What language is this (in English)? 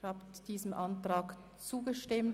Swiss German